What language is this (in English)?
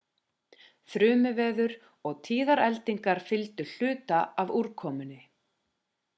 Icelandic